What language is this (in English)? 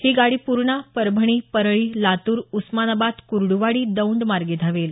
Marathi